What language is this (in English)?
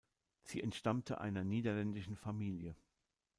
German